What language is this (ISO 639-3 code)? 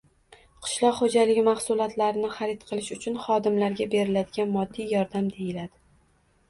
uzb